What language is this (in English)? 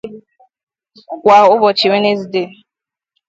Igbo